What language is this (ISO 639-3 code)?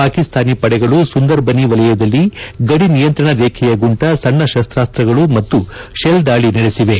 kan